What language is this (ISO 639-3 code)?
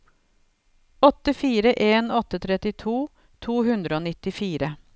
nor